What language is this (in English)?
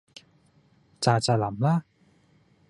Cantonese